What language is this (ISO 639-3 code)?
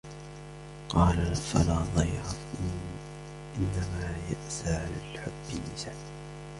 ara